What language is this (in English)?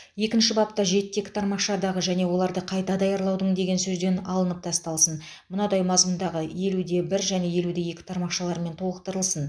Kazakh